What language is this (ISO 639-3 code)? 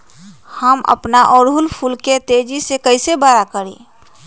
mag